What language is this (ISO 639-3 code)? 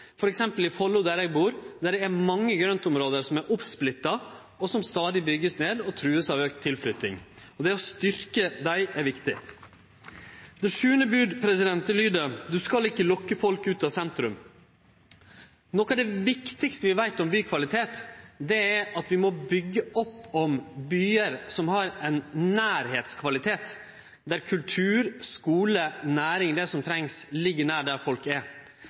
nno